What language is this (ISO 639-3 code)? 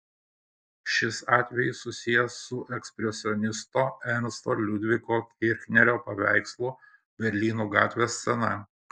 lit